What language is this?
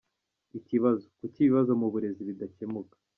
Kinyarwanda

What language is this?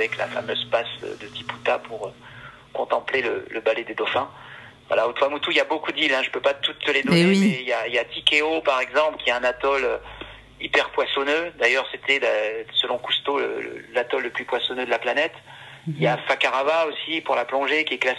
French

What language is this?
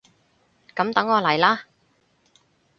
Cantonese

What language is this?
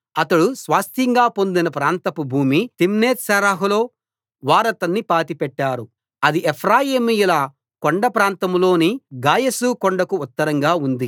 Telugu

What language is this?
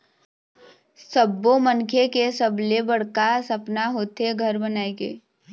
Chhattisgarhi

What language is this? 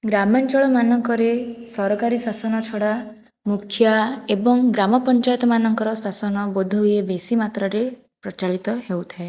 Odia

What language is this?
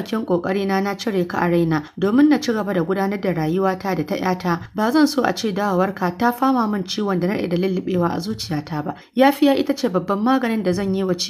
Arabic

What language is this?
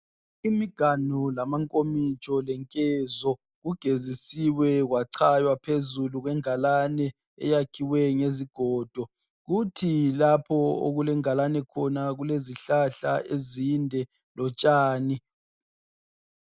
North Ndebele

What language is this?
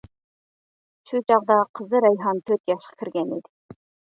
Uyghur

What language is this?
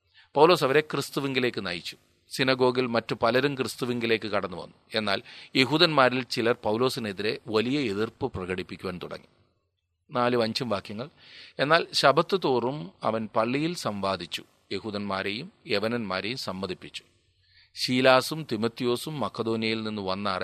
Malayalam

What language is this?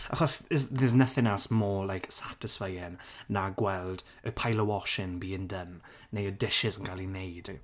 Welsh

